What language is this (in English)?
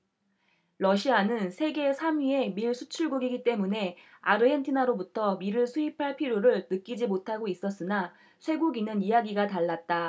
Korean